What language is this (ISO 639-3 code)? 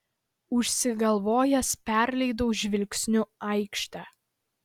lit